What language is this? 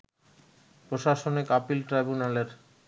Bangla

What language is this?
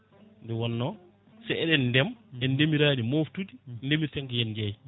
Fula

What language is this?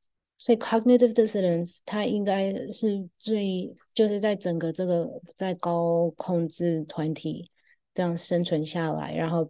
Chinese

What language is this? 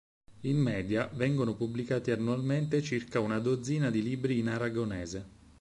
Italian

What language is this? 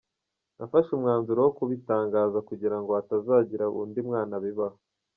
Kinyarwanda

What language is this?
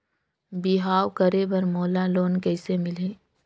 Chhattisgarhi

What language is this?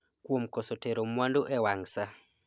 Luo (Kenya and Tanzania)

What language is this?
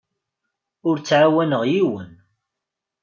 Kabyle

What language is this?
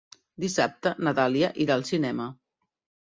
Catalan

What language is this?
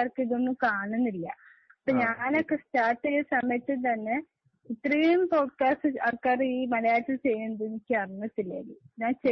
Malayalam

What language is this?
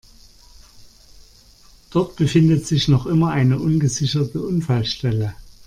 German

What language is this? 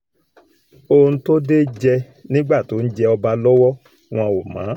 Yoruba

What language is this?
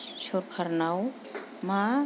Bodo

